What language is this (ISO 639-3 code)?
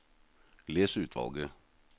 nor